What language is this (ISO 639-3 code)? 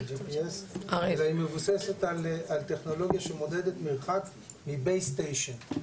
heb